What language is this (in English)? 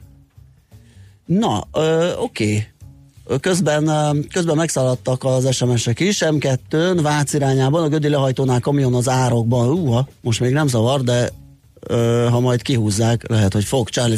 Hungarian